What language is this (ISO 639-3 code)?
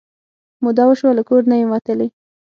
pus